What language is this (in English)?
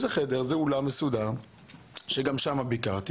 Hebrew